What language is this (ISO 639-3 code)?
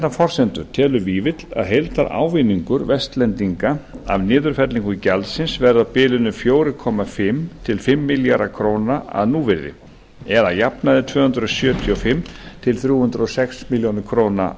isl